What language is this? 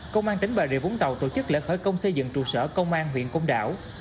Vietnamese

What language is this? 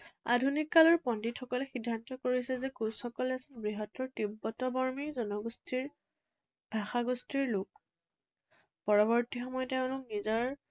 Assamese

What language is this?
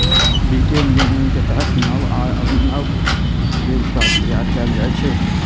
Maithili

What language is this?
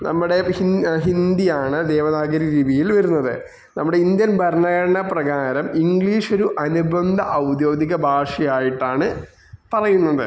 Malayalam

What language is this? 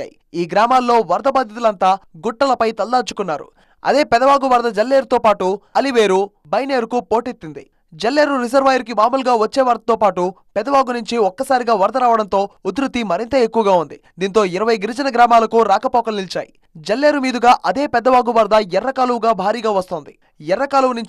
Telugu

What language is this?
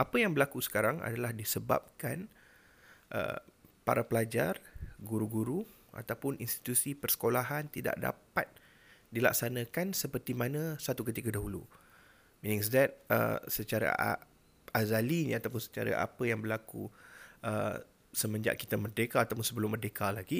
Malay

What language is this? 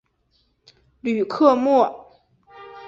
Chinese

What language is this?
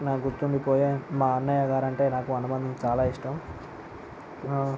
Telugu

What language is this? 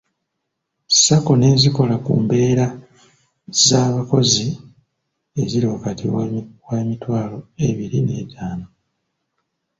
Ganda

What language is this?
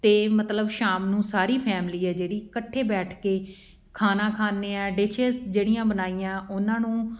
Punjabi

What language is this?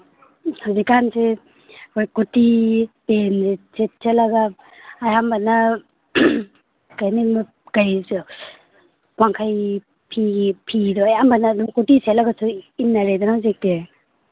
Manipuri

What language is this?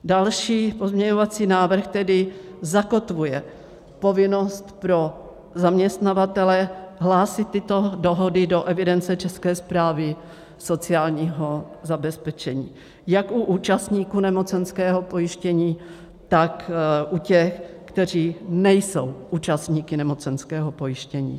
Czech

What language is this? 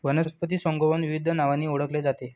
Marathi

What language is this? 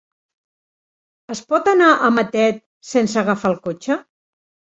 Catalan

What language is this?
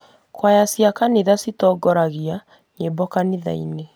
Kikuyu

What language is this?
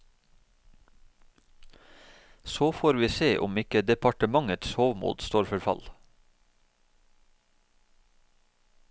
Norwegian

